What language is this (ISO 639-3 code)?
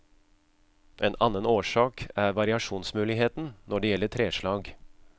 nor